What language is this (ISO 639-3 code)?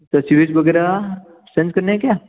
hin